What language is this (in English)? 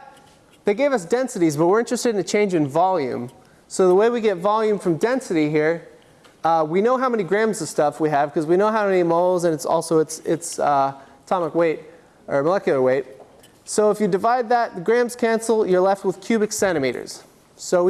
English